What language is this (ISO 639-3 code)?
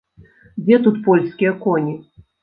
bel